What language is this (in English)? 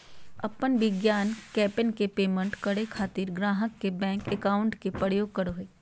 Magahi